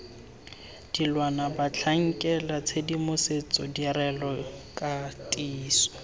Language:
Tswana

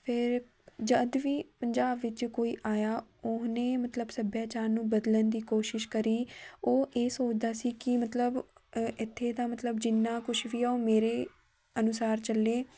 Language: Punjabi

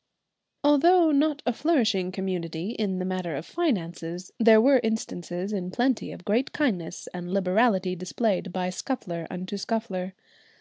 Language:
English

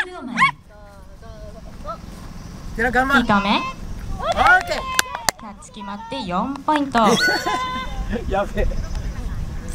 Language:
Japanese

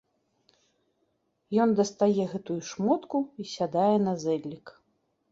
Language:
Belarusian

